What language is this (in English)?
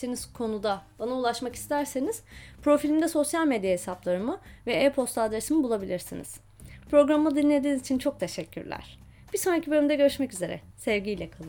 Turkish